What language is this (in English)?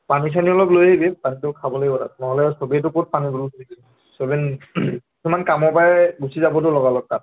Assamese